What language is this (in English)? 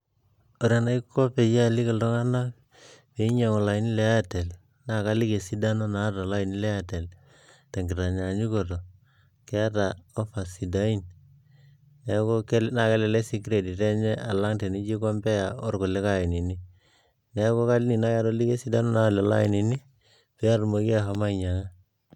Masai